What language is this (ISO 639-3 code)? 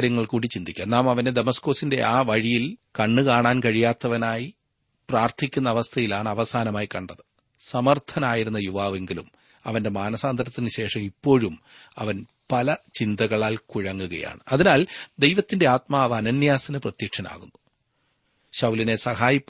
mal